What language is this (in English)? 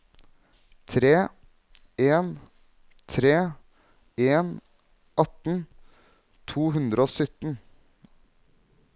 Norwegian